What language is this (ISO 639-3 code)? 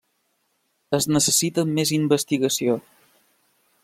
cat